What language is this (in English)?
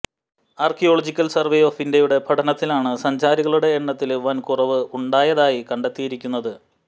Malayalam